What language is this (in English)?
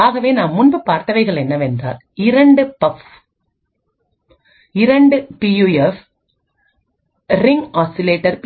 Tamil